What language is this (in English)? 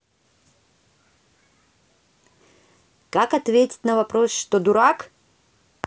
Russian